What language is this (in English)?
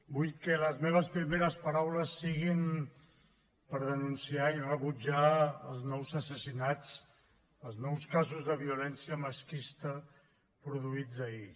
Catalan